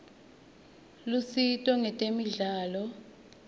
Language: Swati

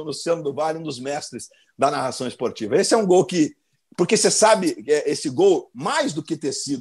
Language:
Portuguese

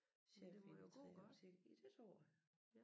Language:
Danish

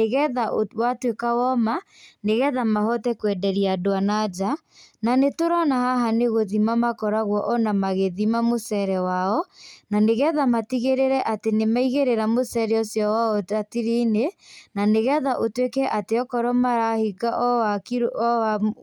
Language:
Kikuyu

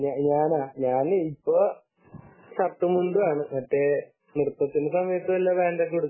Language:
Malayalam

